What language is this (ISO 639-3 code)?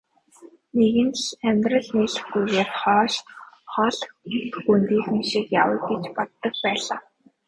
mon